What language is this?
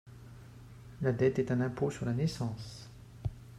French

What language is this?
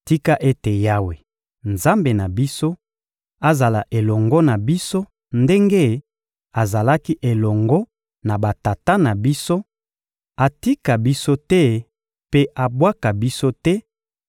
Lingala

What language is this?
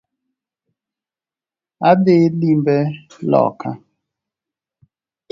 Luo (Kenya and Tanzania)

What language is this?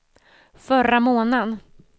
Swedish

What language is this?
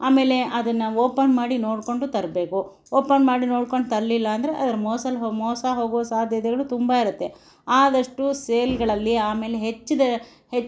Kannada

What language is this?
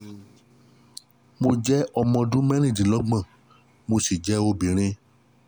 Yoruba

